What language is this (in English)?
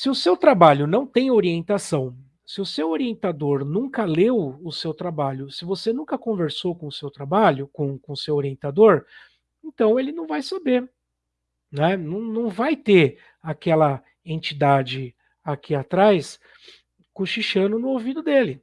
Portuguese